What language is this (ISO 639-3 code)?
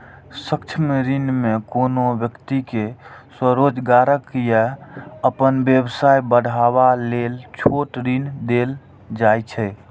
mai